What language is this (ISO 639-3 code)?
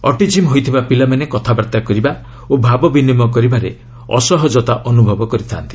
ori